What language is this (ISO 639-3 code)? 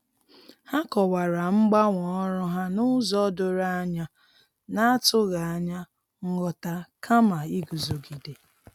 ibo